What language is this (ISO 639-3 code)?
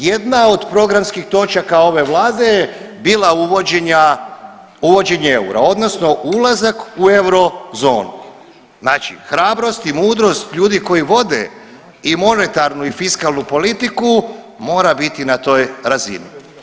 hrv